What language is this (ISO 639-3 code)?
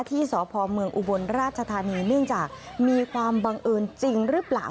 tha